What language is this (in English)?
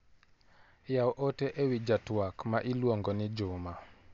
Luo (Kenya and Tanzania)